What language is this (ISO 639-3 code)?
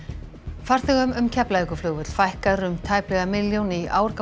isl